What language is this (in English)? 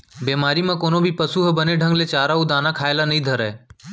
Chhattisgarhi